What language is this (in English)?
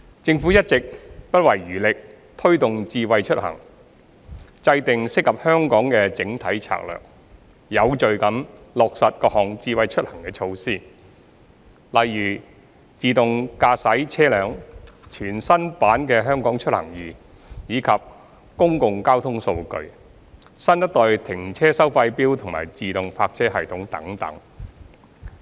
Cantonese